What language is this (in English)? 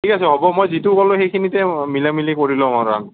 Assamese